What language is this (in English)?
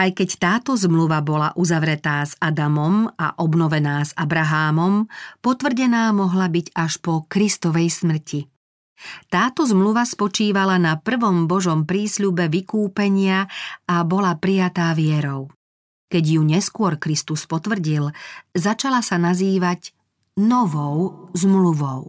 Slovak